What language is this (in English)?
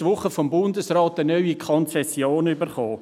Swiss German